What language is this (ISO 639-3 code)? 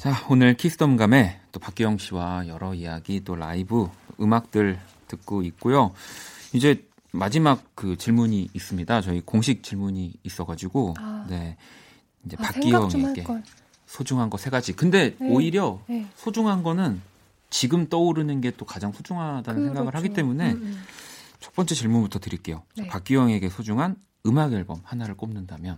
kor